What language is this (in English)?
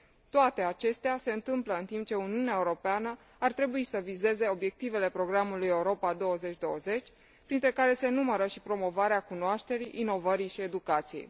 Romanian